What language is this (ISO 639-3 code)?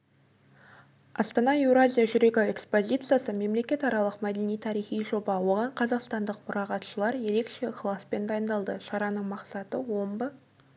kaz